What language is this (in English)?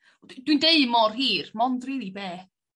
Welsh